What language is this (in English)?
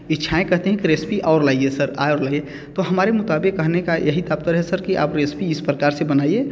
Hindi